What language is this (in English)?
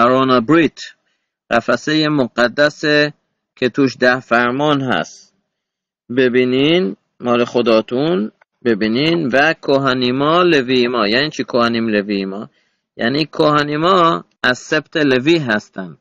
Persian